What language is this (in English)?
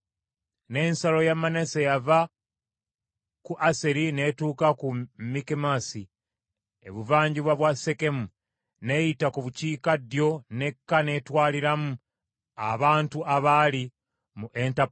Ganda